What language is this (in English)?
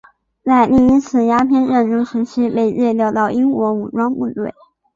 Chinese